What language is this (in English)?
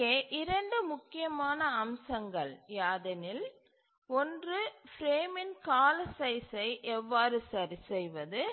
Tamil